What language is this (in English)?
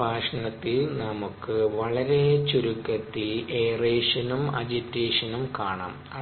Malayalam